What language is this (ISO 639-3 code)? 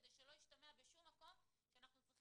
heb